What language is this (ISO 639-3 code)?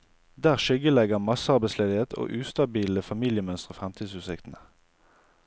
nor